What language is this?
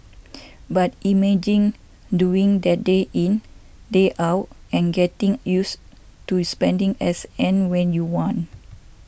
English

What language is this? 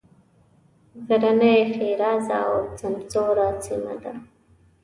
Pashto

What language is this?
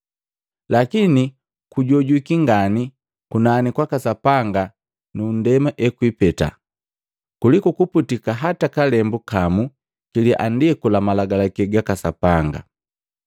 Matengo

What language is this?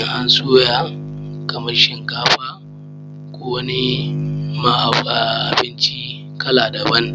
Hausa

